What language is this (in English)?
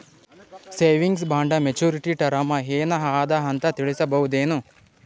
Kannada